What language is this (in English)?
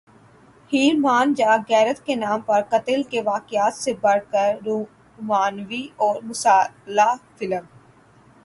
Urdu